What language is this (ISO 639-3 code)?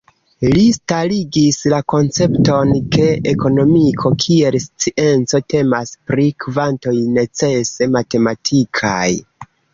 epo